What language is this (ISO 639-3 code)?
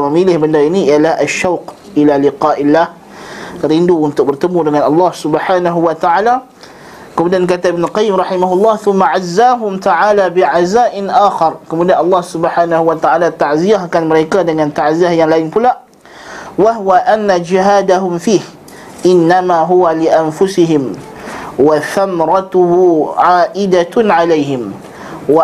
msa